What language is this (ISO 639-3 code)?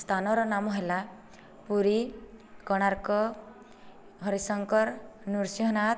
ori